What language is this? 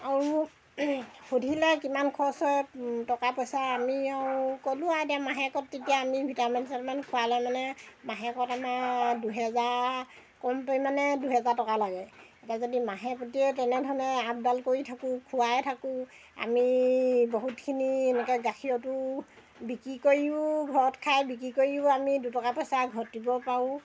Assamese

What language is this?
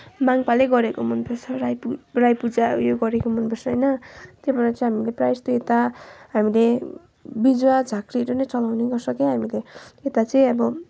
Nepali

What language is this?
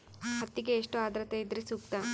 Kannada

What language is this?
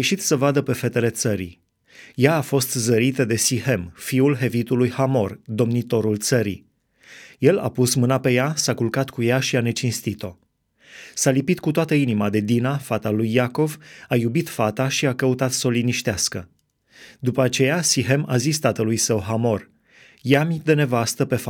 Romanian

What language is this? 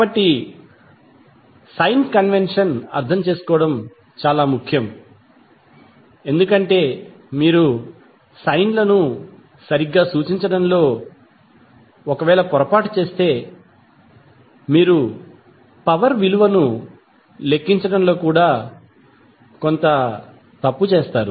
Telugu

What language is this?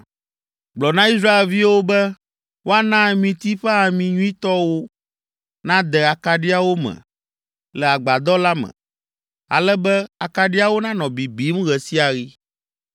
Ewe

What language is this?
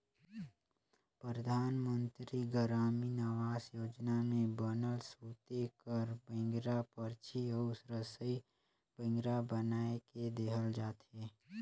Chhattisgarhi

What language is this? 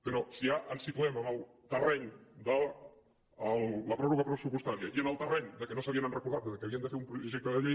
Catalan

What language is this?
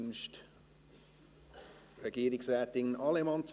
Swiss German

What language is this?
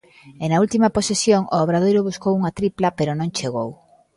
Galician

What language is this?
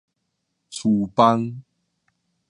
Min Nan Chinese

